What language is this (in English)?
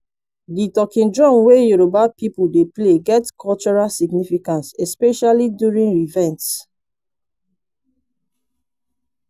Nigerian Pidgin